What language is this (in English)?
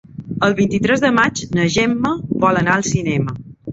Catalan